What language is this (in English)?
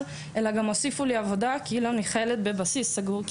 Hebrew